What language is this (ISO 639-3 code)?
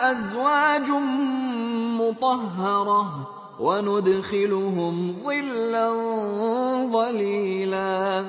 ara